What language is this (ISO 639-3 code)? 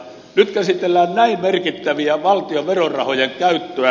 fin